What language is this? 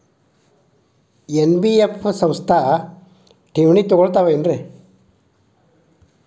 Kannada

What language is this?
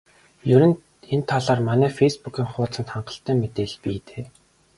Mongolian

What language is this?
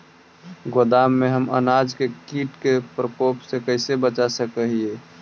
Magahi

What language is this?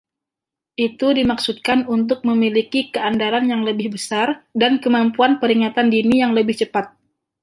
Indonesian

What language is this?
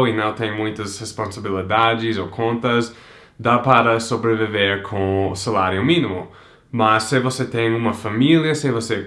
Portuguese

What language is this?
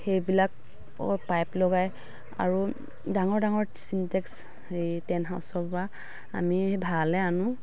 Assamese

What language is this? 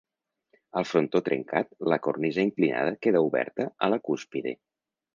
Catalan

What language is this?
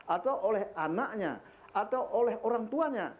Indonesian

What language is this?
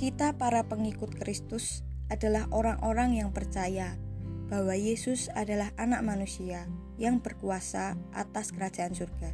Indonesian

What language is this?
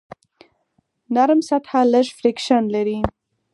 Pashto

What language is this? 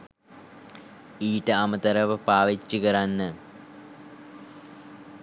Sinhala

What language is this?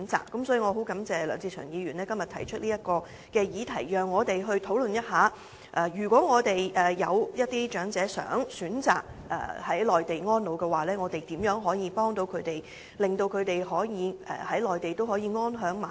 Cantonese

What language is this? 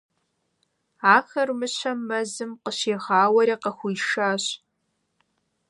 Kabardian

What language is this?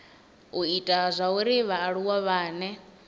Venda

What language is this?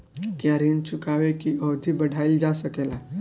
Bhojpuri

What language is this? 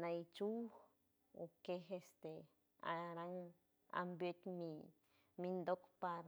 San Francisco Del Mar Huave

